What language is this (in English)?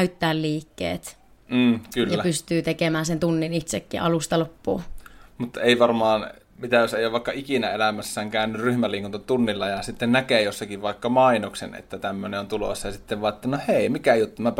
Finnish